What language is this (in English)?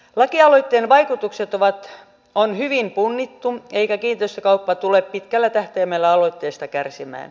Finnish